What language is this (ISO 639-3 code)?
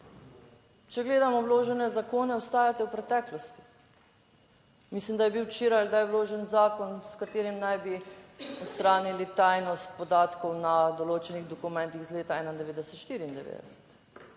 slv